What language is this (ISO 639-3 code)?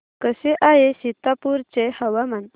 mar